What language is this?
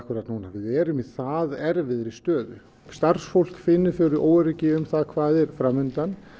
Icelandic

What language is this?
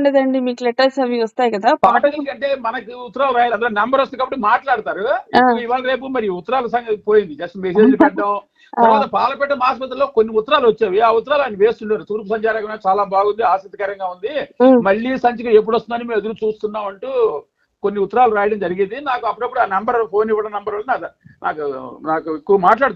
Telugu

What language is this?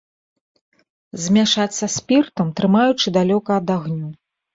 Belarusian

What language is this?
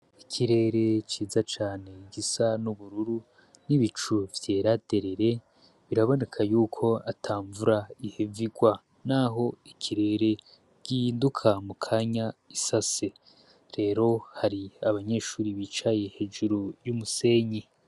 Rundi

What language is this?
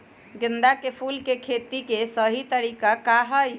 Magahi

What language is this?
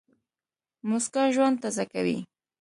Pashto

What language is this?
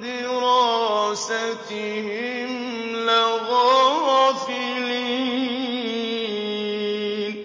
Arabic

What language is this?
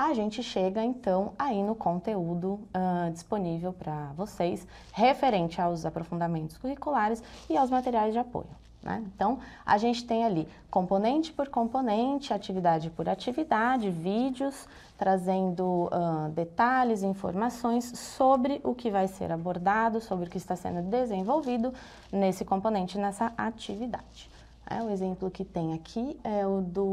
Portuguese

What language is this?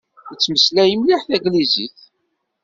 Kabyle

